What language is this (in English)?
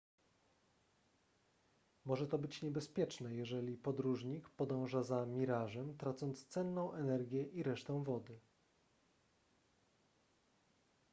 Polish